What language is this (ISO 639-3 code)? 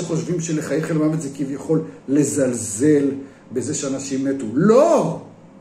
heb